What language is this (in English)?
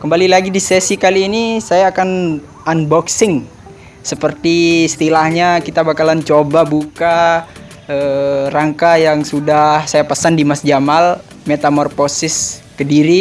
Indonesian